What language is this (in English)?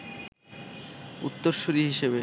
Bangla